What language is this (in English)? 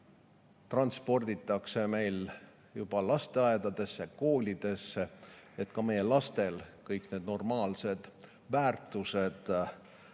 Estonian